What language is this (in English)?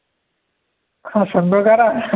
Marathi